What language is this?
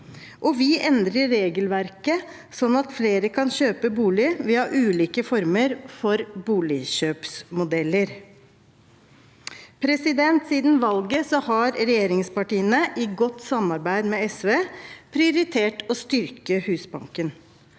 Norwegian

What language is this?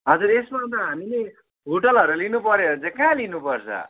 Nepali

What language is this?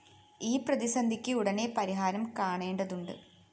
Malayalam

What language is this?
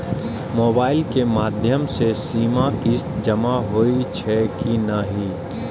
Maithili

